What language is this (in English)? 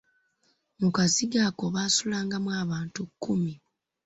Ganda